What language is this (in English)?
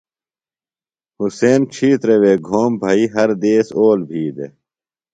Phalura